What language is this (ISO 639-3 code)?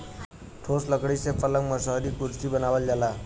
bho